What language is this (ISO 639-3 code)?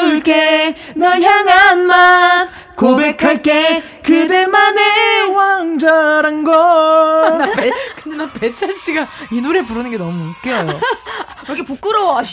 kor